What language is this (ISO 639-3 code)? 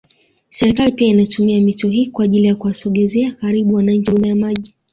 swa